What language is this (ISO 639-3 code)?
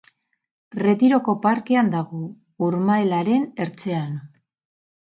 eus